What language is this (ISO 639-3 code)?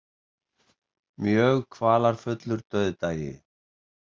isl